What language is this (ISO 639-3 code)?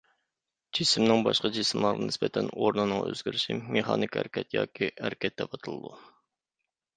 uig